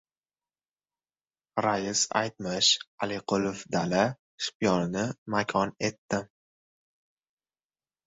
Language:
Uzbek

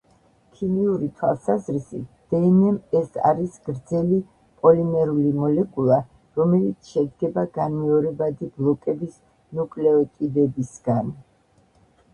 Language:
Georgian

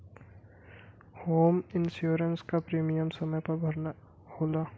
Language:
Bhojpuri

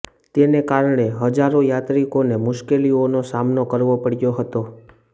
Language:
Gujarati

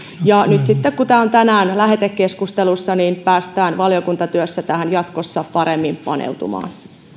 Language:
Finnish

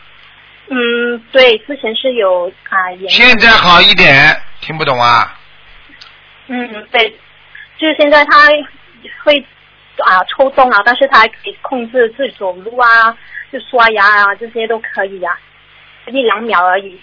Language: Chinese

